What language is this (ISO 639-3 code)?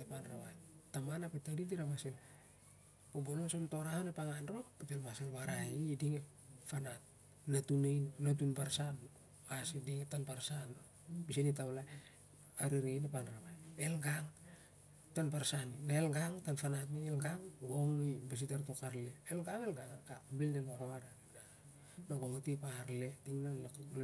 sjr